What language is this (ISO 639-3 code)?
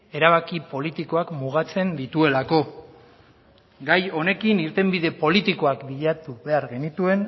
eus